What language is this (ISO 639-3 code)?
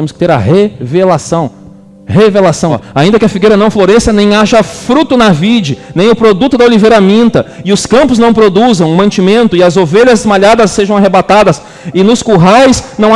por